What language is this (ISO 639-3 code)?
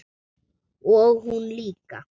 isl